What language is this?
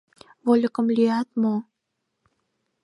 Mari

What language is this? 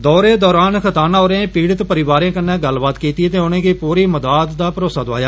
Dogri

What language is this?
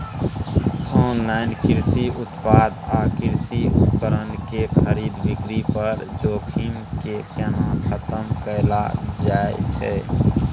Maithili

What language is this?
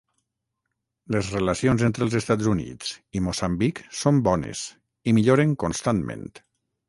Catalan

